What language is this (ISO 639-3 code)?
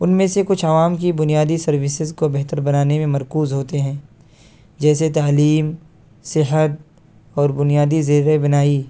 urd